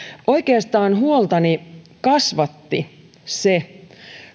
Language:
Finnish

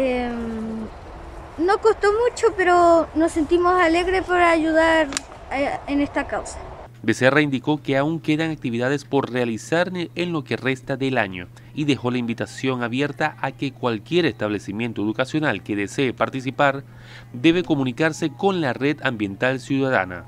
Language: Spanish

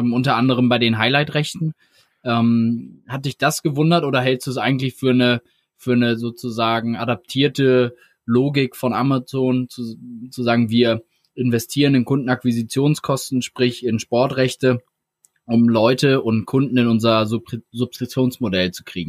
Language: German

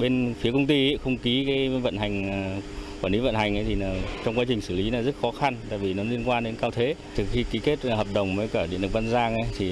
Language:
Vietnamese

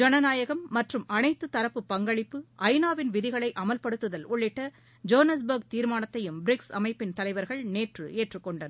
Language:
Tamil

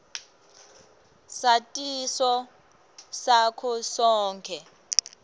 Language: Swati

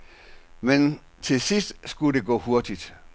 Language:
Danish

